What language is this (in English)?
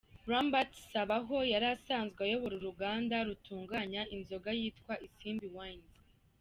Kinyarwanda